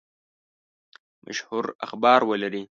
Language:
Pashto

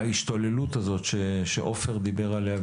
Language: Hebrew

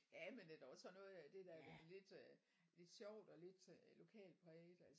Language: Danish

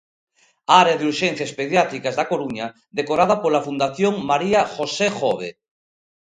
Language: Galician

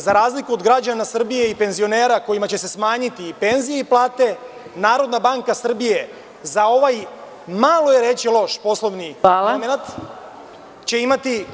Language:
Serbian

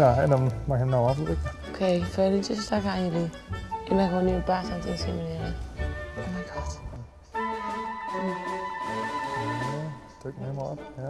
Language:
Dutch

